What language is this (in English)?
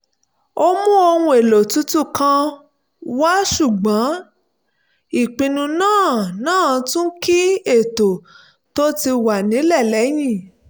Yoruba